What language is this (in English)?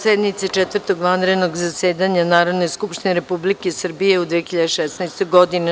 Serbian